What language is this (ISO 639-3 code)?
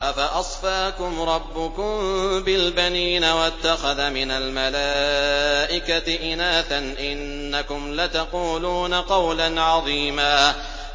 ara